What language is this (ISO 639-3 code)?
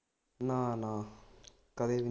pan